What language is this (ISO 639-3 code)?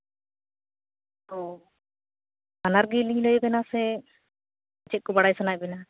sat